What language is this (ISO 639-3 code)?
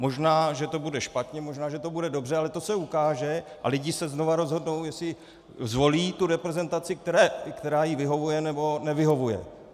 ces